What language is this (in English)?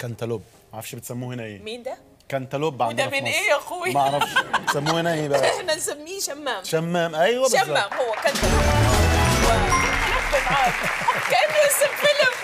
Arabic